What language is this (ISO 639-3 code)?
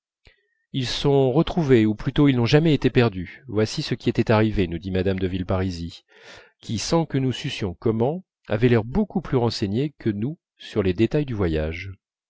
fra